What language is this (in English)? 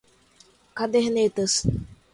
Portuguese